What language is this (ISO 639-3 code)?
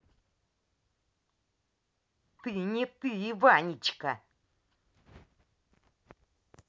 rus